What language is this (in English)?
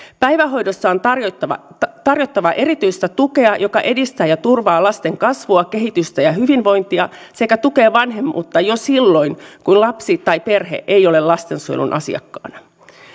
Finnish